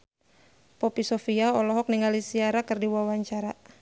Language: Sundanese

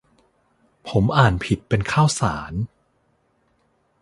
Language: Thai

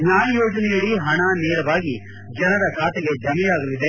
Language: Kannada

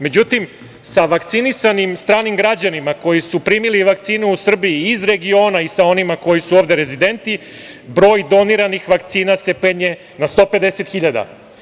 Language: Serbian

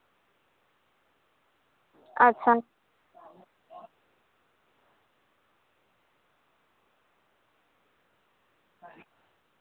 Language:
Santali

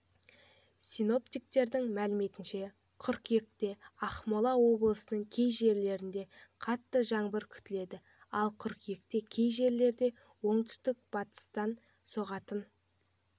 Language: Kazakh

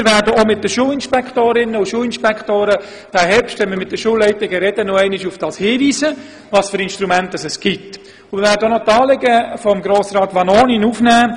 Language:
Swiss German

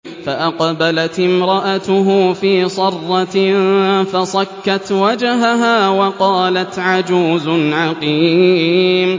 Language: Arabic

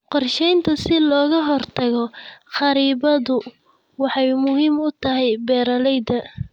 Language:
Somali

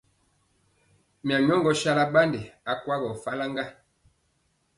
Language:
Mpiemo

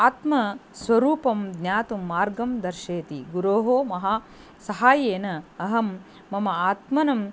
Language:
Sanskrit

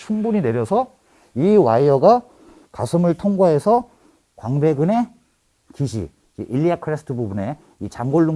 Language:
Korean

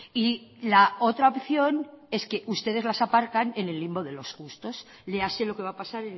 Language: Spanish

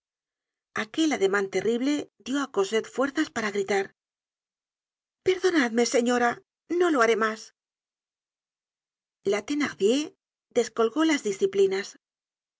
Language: Spanish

